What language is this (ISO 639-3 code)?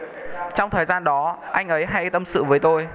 vie